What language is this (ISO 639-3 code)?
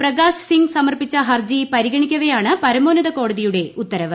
mal